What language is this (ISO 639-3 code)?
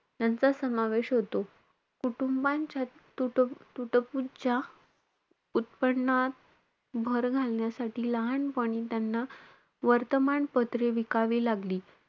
mar